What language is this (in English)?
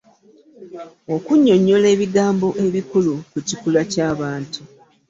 Ganda